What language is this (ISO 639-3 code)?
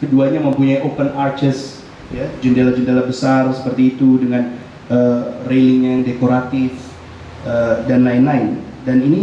ind